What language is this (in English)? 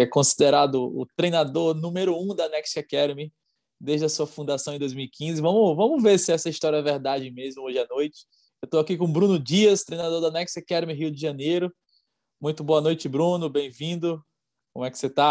Portuguese